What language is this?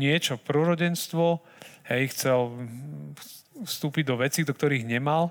Slovak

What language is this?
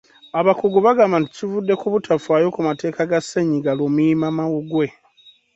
Ganda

